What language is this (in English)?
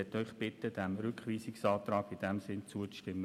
Swiss German